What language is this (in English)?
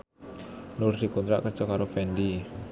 Javanese